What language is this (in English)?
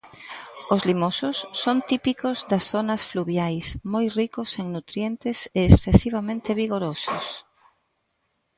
Galician